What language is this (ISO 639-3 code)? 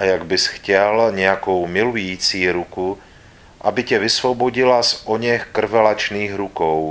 ces